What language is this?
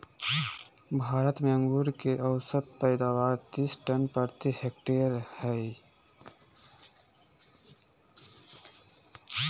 Magahi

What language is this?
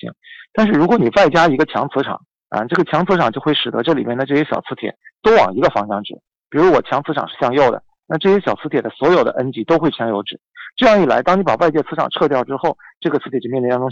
Chinese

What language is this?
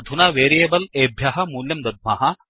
Sanskrit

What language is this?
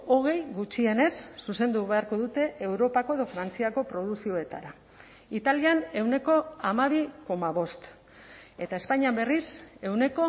Basque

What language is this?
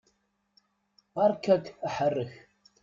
Kabyle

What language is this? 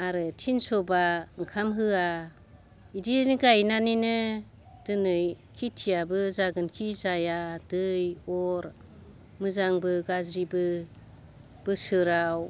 Bodo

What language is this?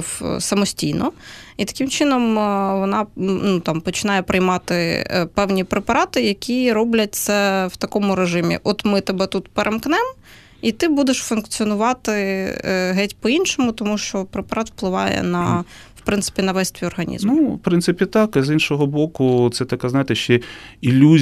Ukrainian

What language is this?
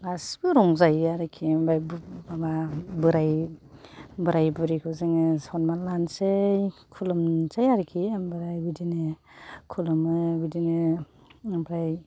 Bodo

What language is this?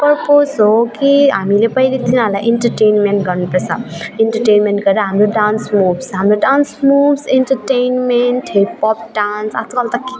Nepali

